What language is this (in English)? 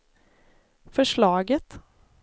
Swedish